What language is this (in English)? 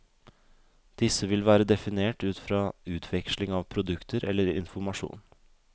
Norwegian